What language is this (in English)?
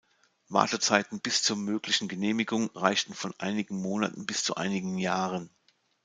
German